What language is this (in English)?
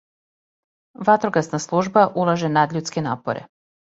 Serbian